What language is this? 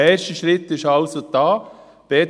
Swiss German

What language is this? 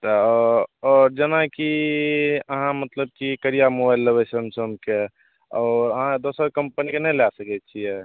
Maithili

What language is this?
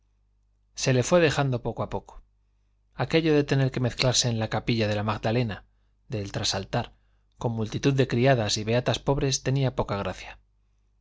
Spanish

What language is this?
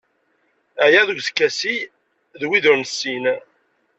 Kabyle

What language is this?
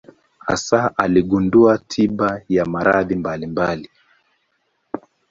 Swahili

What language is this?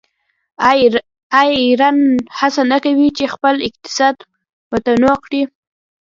Pashto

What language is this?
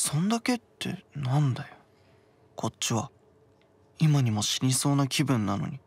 Japanese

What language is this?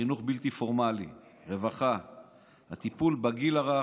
Hebrew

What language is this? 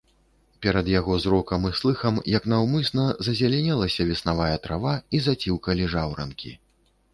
Belarusian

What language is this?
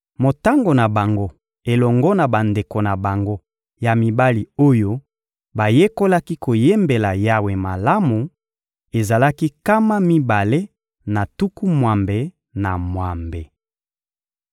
Lingala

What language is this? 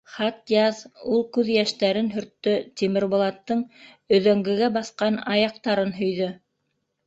Bashkir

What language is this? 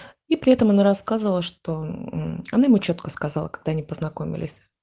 Russian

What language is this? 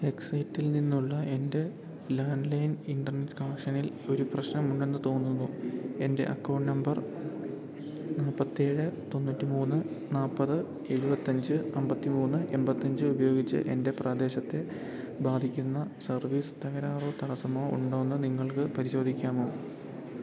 Malayalam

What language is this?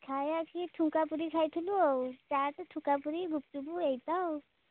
Odia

